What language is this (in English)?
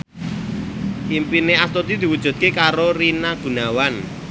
Javanese